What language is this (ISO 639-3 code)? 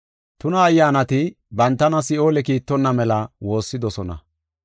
gof